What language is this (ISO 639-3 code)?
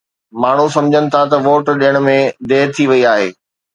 snd